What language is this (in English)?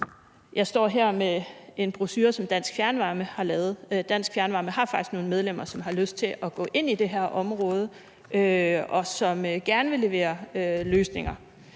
Danish